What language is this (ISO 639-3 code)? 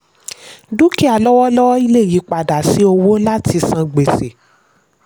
yor